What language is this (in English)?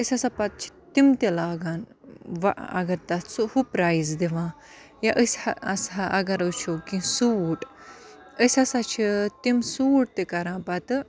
Kashmiri